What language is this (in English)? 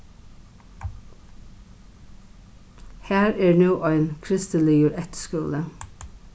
Faroese